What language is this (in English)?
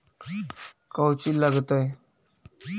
Magahi